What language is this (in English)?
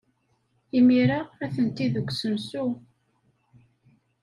Kabyle